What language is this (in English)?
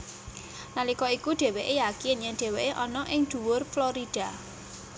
Javanese